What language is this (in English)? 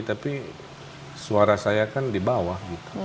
Indonesian